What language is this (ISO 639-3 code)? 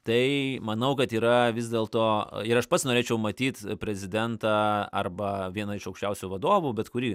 lit